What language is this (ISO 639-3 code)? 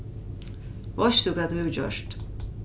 fao